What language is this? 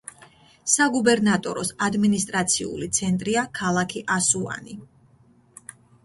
Georgian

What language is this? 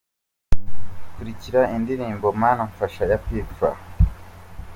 Kinyarwanda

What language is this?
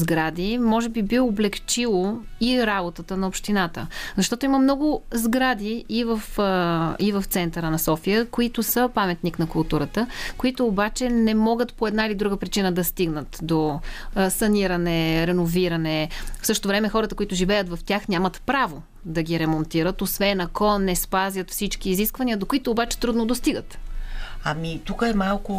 Bulgarian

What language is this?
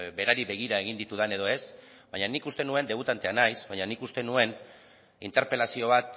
Basque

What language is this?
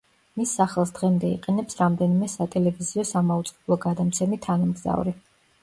Georgian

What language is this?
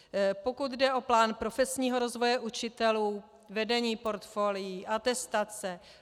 Czech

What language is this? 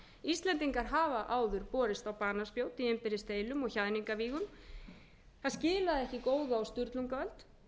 Icelandic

